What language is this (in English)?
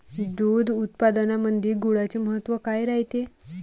Marathi